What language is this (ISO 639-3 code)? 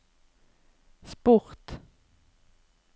nor